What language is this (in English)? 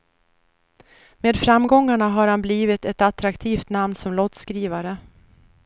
Swedish